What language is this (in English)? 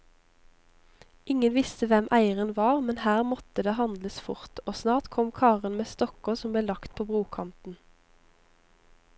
Norwegian